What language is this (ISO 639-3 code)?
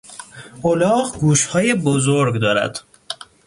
fas